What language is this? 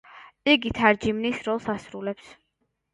Georgian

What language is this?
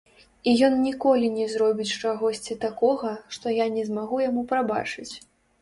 Belarusian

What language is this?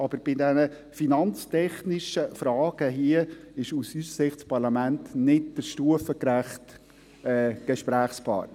Swiss German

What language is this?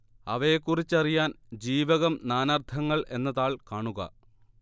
Malayalam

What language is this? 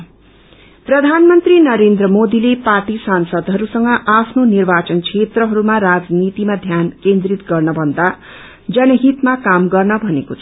Nepali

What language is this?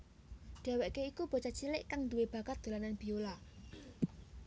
Javanese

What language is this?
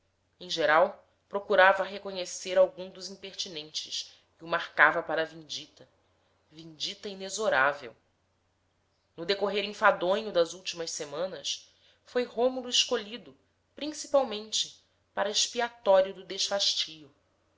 Portuguese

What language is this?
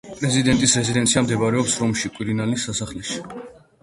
Georgian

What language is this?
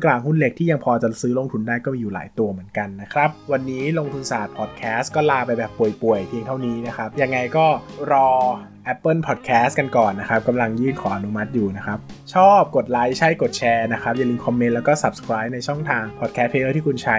Thai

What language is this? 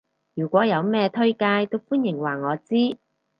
Cantonese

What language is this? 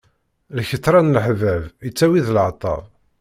Kabyle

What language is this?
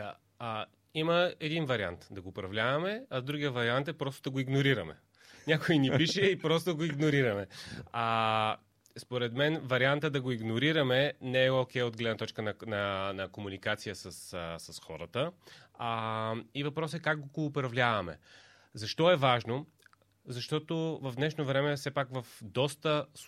Bulgarian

